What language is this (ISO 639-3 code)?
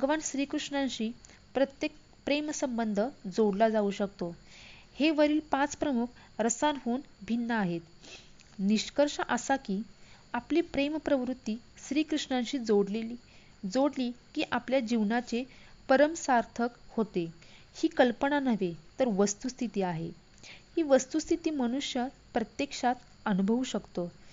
mar